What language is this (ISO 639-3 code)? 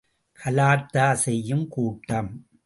tam